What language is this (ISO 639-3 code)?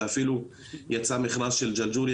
heb